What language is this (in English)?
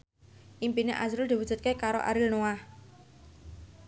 Javanese